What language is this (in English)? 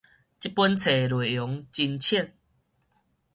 Min Nan Chinese